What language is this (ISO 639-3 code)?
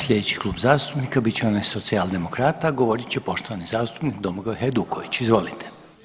hrv